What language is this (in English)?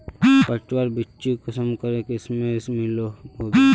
Magahi